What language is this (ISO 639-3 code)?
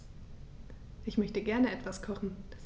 deu